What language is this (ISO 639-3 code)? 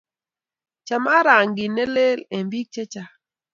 kln